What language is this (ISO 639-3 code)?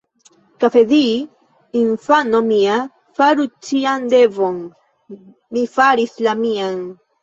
epo